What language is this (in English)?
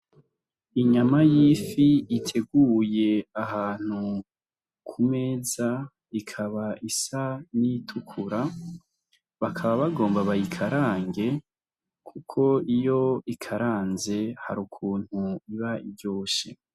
Rundi